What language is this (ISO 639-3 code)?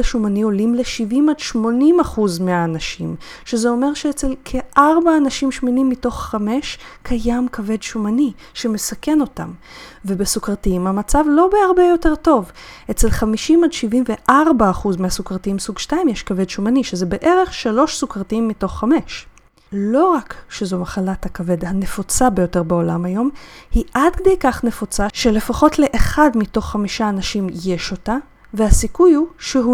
heb